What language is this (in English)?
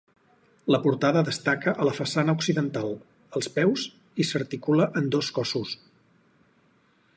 Catalan